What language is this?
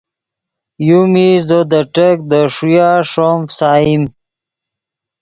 Yidgha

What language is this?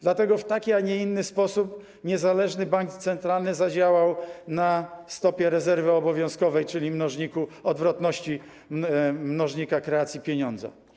Polish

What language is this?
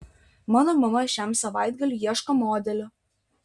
Lithuanian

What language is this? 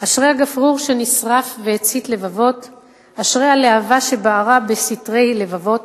Hebrew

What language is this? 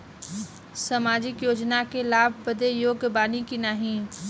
Bhojpuri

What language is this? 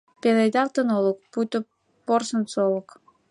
Mari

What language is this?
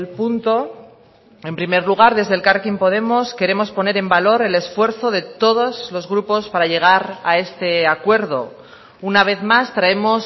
Spanish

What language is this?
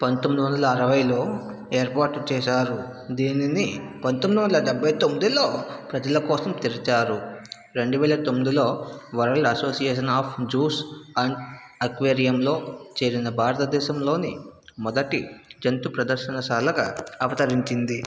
Telugu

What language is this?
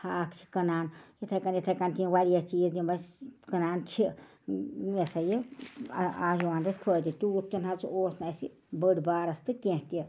Kashmiri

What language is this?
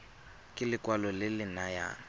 Tswana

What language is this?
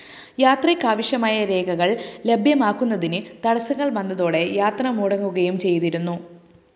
Malayalam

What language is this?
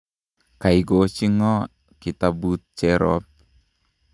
Kalenjin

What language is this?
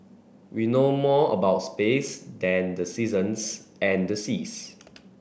English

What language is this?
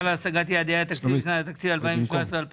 Hebrew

